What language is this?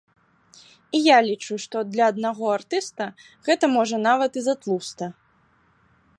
Belarusian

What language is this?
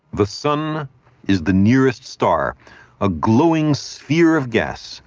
English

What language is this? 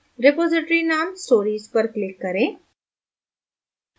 Hindi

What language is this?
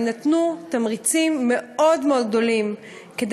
Hebrew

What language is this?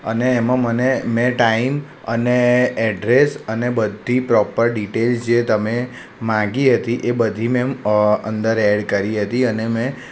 Gujarati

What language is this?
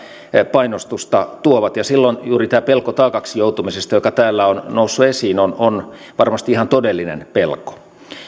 Finnish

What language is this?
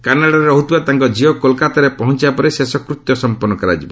Odia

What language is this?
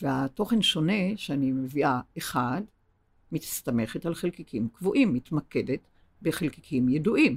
Hebrew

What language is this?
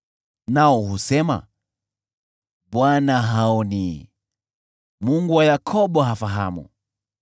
Swahili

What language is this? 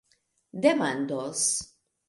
Esperanto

